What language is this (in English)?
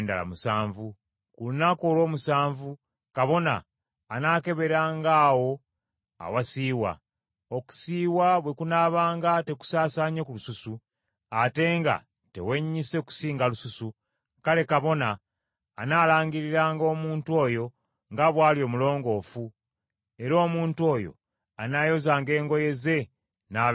Ganda